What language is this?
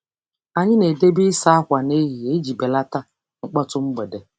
Igbo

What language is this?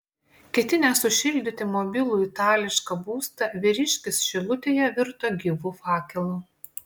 Lithuanian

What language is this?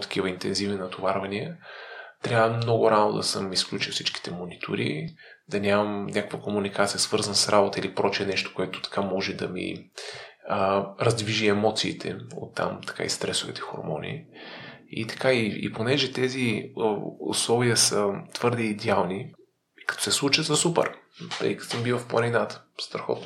Bulgarian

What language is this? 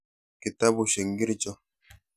Kalenjin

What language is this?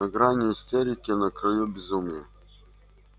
Russian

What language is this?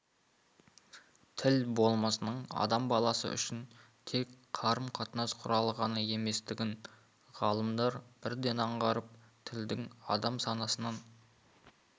Kazakh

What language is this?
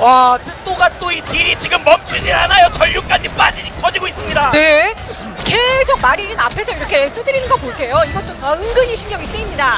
Korean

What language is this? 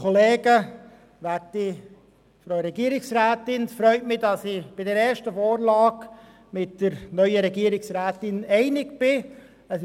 Swiss German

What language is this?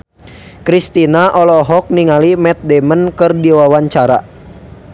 Sundanese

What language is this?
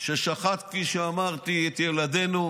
Hebrew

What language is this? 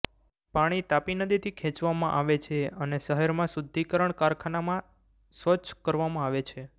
Gujarati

